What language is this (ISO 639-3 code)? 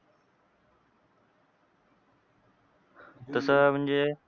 mar